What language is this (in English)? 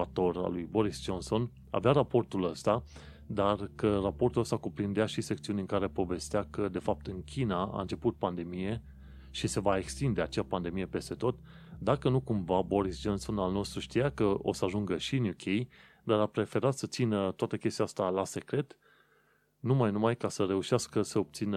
Romanian